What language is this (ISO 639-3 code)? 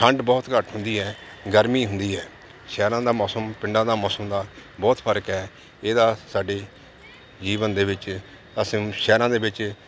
pan